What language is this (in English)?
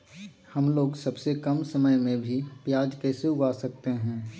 Magahi